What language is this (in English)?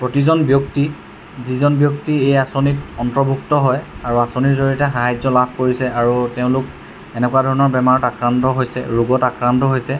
Assamese